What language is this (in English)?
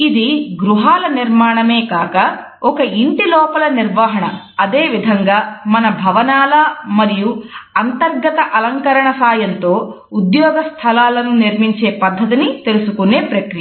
Telugu